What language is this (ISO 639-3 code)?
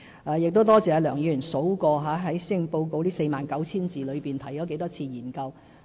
yue